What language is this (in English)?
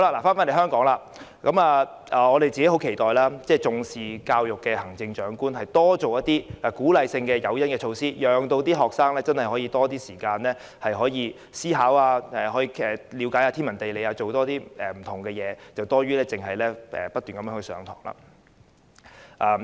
Cantonese